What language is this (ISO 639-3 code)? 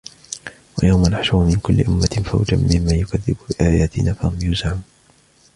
ara